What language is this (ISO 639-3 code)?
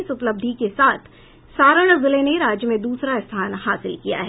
hin